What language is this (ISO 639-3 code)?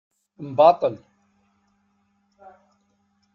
kab